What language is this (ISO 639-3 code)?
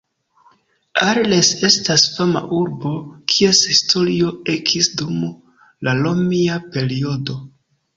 epo